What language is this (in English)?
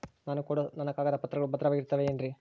Kannada